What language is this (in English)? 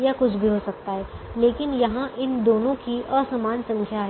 Hindi